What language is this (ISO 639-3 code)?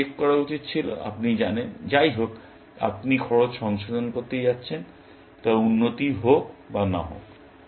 ben